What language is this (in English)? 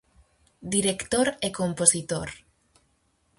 Galician